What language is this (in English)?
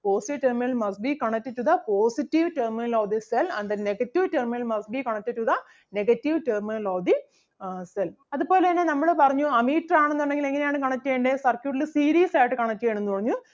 Malayalam